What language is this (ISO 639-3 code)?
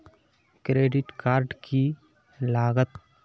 mag